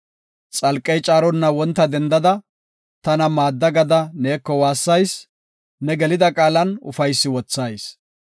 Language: Gofa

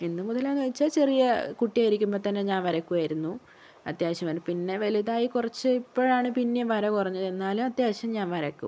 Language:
Malayalam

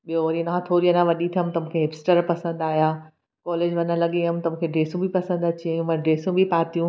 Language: Sindhi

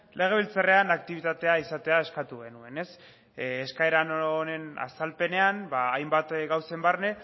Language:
Basque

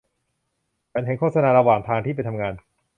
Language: Thai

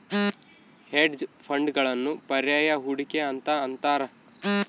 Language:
Kannada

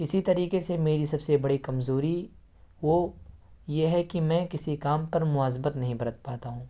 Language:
Urdu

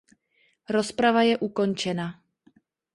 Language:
Czech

